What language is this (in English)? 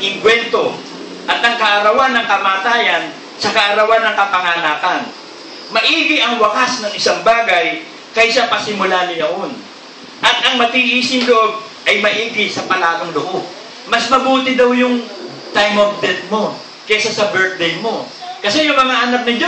Filipino